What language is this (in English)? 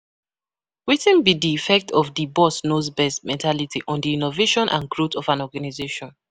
Nigerian Pidgin